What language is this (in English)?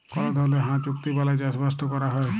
Bangla